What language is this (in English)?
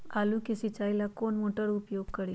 Magahi